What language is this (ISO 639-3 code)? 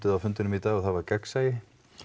isl